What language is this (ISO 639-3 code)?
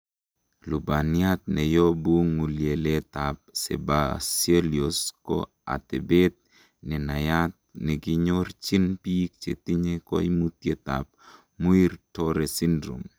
kln